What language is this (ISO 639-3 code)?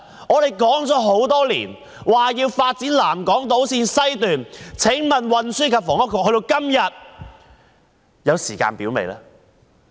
yue